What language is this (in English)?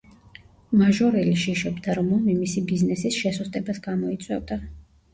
Georgian